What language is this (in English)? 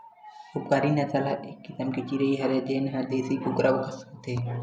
Chhattisgarhi